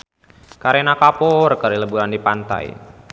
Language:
Sundanese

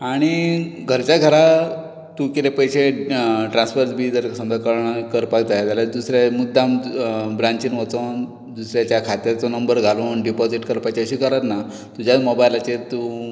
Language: Konkani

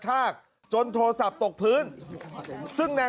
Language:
Thai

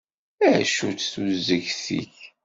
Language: Kabyle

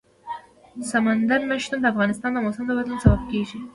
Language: Pashto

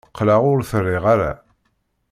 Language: Kabyle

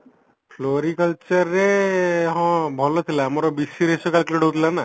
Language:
Odia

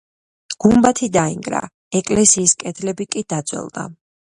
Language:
Georgian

